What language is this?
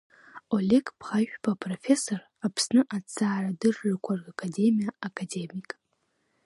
Abkhazian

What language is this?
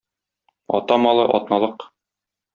Tatar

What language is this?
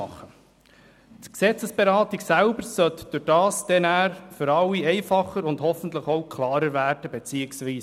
Swiss German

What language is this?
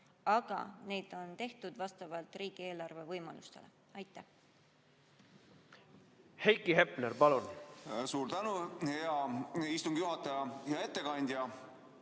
Estonian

